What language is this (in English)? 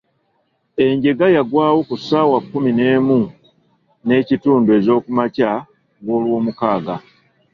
Ganda